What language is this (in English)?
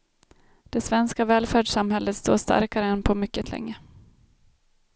Swedish